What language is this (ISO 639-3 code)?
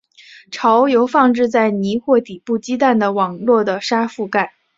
zho